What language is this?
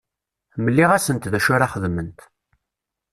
Kabyle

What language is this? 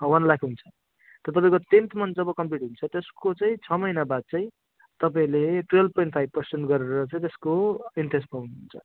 Nepali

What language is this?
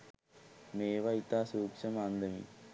Sinhala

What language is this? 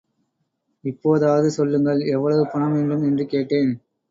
Tamil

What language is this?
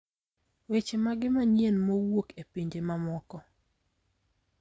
Luo (Kenya and Tanzania)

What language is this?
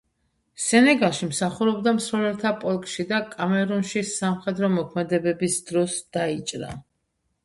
Georgian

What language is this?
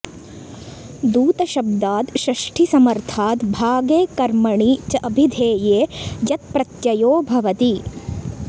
Sanskrit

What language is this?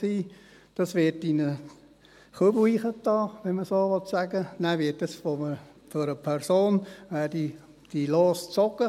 Swiss German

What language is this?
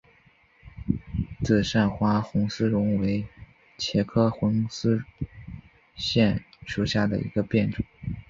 Chinese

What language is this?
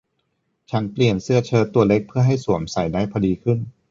Thai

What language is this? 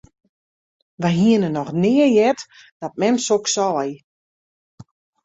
Western Frisian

